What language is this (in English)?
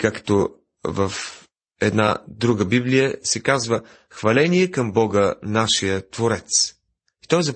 Bulgarian